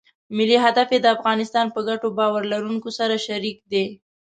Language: Pashto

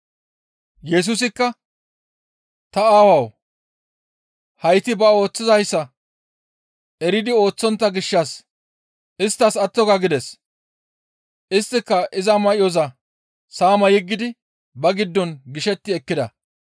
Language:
Gamo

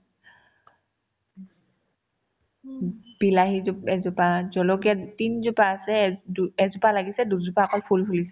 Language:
Assamese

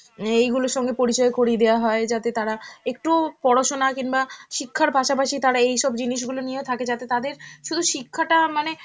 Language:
Bangla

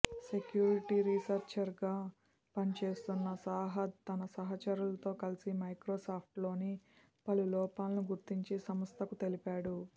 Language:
Telugu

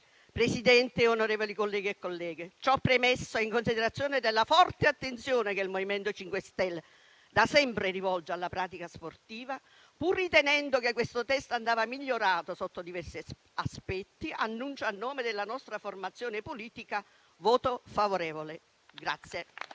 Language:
Italian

